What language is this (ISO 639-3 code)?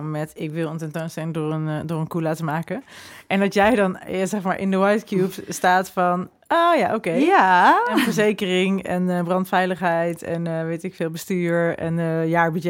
nld